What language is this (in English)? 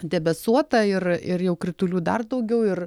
Lithuanian